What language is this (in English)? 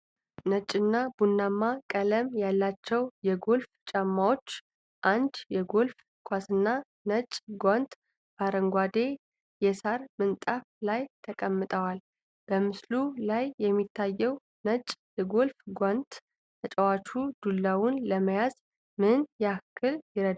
Amharic